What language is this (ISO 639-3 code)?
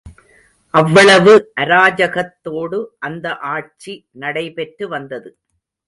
tam